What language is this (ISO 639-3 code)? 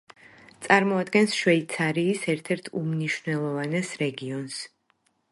kat